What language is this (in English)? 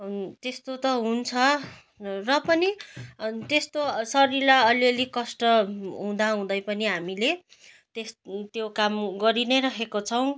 Nepali